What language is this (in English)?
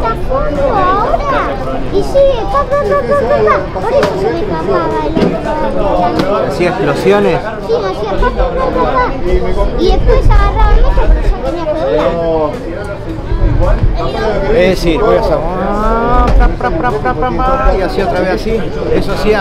Spanish